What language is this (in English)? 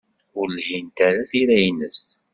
Kabyle